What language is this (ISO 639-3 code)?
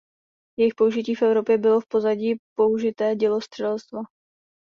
ces